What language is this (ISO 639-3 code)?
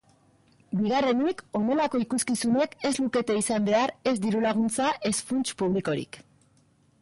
eus